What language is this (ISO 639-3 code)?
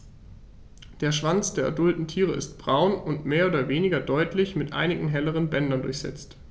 deu